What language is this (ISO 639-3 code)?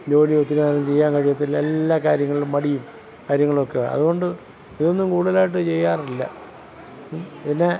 mal